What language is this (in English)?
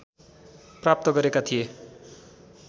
Nepali